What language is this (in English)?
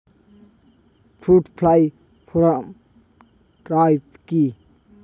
Bangla